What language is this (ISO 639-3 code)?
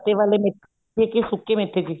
pan